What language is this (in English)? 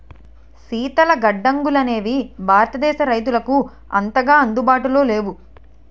Telugu